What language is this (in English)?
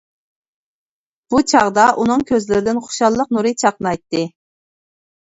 Uyghur